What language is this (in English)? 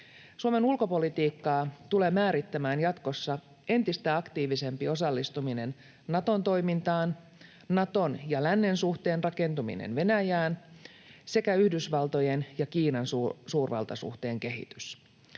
Finnish